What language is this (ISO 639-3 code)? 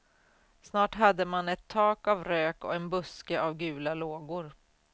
swe